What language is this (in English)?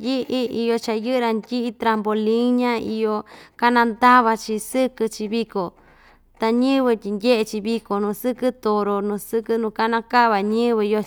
Ixtayutla Mixtec